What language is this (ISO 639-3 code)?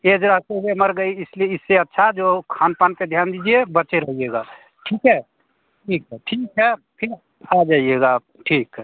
hin